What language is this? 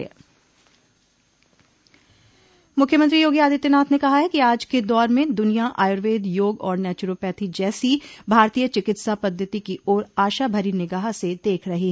Hindi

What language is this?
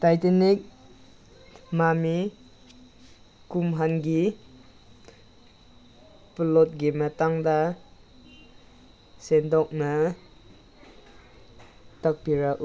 Manipuri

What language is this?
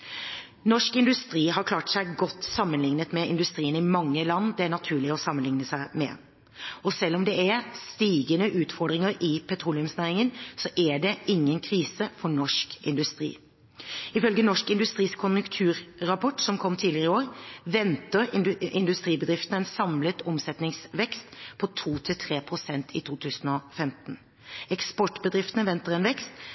Norwegian Bokmål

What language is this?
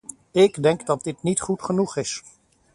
Dutch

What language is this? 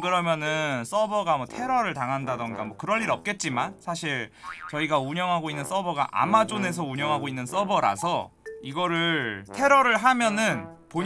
Korean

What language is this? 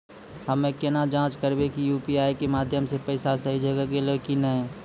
Maithili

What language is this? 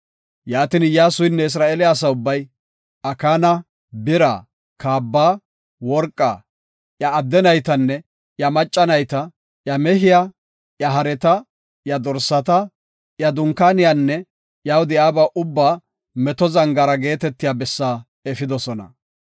Gofa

